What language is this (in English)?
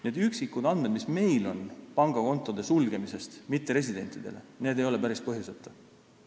Estonian